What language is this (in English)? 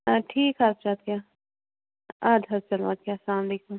Kashmiri